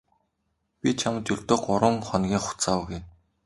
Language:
Mongolian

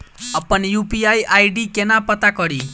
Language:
Maithili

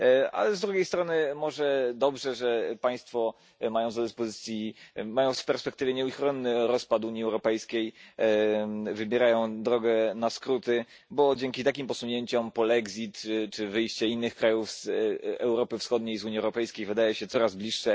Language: Polish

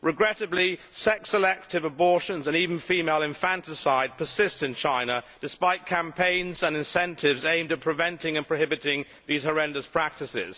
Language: English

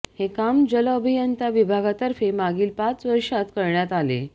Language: Marathi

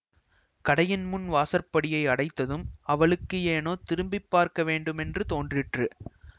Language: Tamil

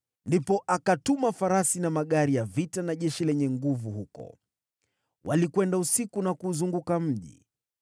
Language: Swahili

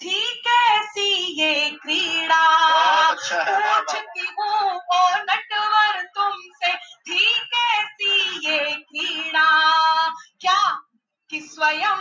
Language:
Hindi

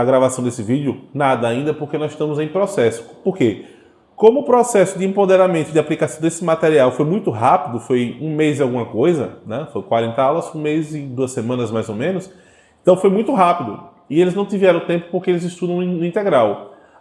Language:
Portuguese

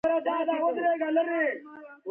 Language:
Pashto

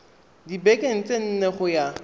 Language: Tswana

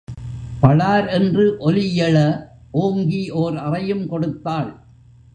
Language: Tamil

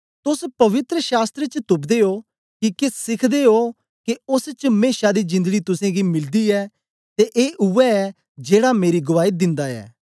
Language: Dogri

